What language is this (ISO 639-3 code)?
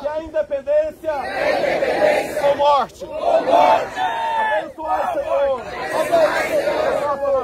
por